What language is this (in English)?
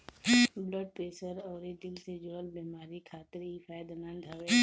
Bhojpuri